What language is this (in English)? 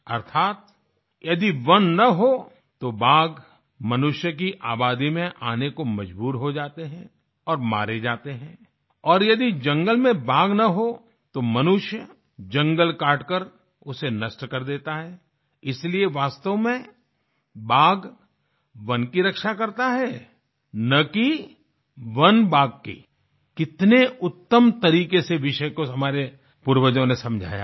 Hindi